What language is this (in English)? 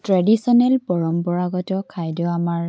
Assamese